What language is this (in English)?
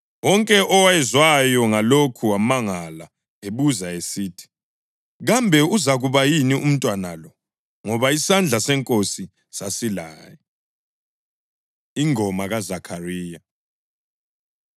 North Ndebele